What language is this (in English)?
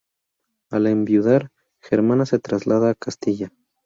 Spanish